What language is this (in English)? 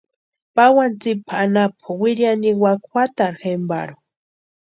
Western Highland Purepecha